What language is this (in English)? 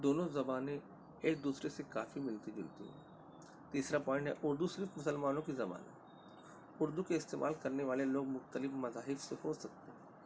Urdu